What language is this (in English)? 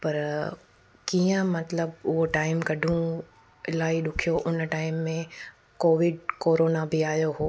Sindhi